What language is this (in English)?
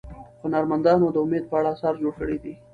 Pashto